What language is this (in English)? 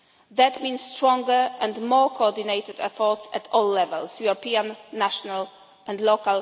English